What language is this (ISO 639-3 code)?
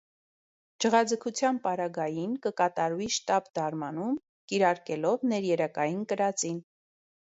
hye